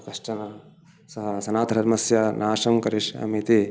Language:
Sanskrit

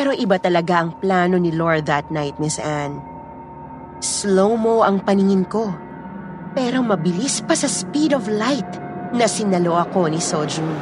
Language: Filipino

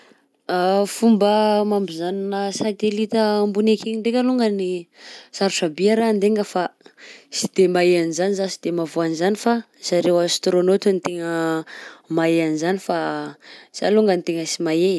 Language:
Southern Betsimisaraka Malagasy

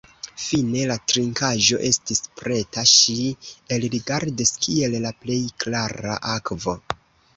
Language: Esperanto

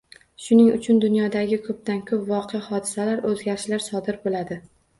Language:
Uzbek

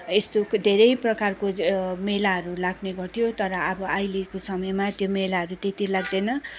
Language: Nepali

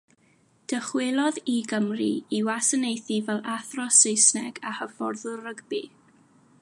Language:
Welsh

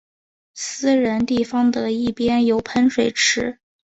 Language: Chinese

